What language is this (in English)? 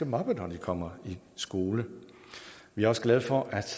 Danish